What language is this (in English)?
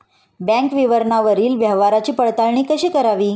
Marathi